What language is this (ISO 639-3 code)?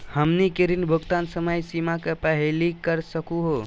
mag